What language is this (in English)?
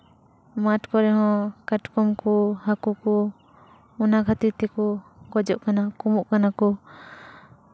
Santali